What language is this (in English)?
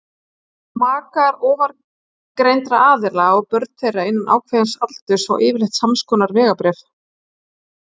Icelandic